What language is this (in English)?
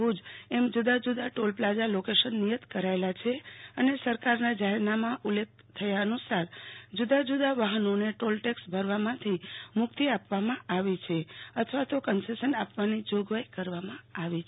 Gujarati